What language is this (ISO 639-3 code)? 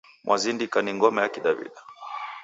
dav